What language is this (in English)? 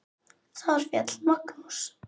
Icelandic